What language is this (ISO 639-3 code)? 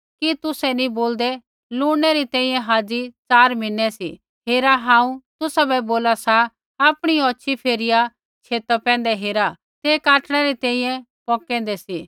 kfx